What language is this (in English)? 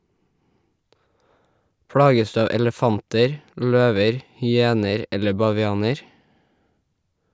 Norwegian